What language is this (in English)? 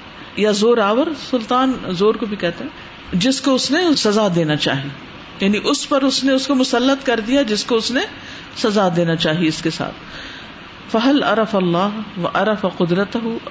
Urdu